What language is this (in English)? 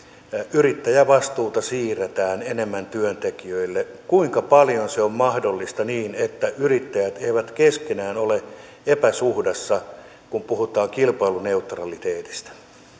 Finnish